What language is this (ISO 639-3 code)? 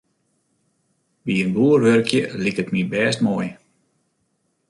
fry